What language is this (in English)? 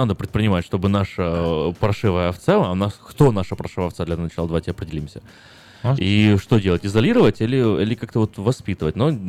Russian